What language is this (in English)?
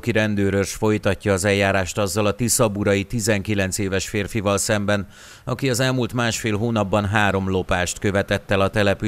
Hungarian